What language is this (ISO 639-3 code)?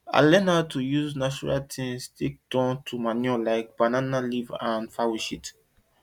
pcm